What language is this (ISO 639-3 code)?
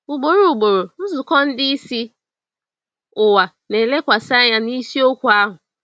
ibo